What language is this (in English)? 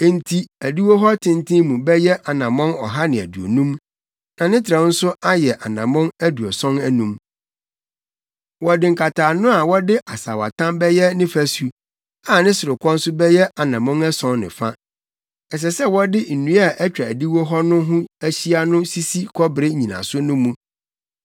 Akan